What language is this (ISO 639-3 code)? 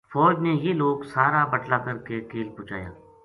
gju